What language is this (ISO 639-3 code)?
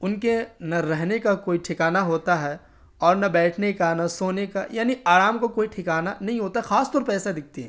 urd